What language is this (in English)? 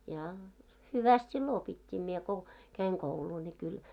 Finnish